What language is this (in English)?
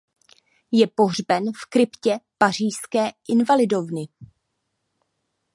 Czech